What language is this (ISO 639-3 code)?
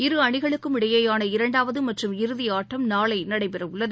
tam